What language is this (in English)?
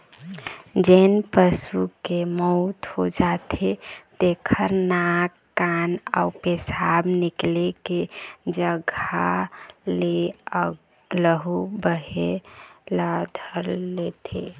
Chhattisgarhi